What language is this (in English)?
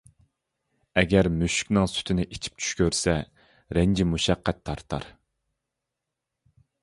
Uyghur